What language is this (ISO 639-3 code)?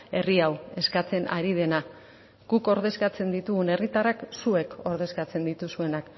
eus